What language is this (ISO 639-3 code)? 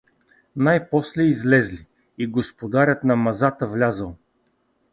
bul